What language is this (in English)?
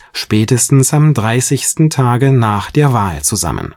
German